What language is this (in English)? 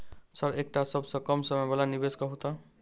Maithili